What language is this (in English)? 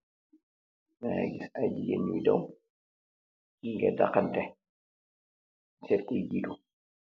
Wolof